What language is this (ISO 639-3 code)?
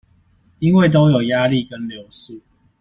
zho